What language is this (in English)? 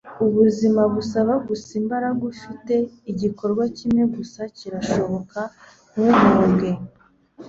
Kinyarwanda